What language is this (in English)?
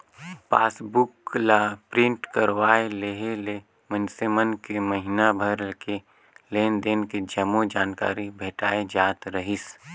Chhattisgarhi